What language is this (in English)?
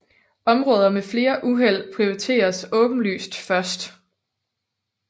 Danish